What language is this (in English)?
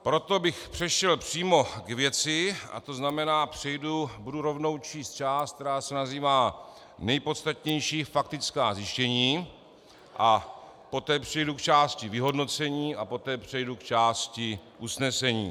Czech